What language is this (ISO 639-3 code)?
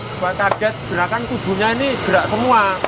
ind